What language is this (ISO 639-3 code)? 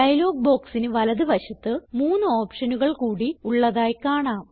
mal